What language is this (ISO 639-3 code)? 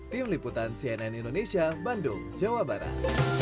ind